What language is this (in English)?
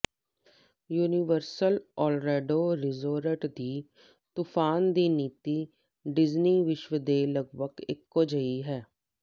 Punjabi